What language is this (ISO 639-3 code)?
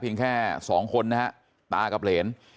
tha